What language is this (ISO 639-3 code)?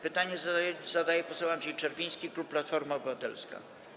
pol